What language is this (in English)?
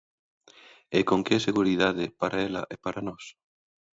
Galician